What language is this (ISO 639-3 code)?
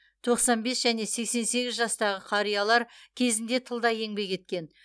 kaz